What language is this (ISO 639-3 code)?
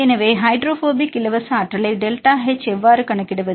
tam